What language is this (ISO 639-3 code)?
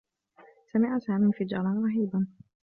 ara